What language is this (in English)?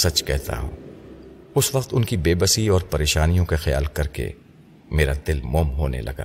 Urdu